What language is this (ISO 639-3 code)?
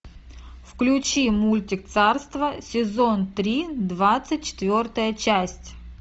rus